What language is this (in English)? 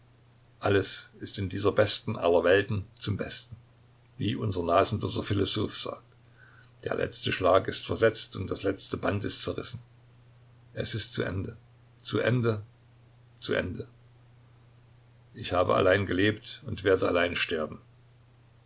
German